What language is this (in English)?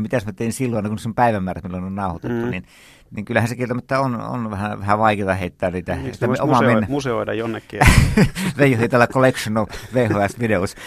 Finnish